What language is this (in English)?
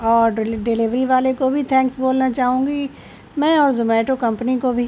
Urdu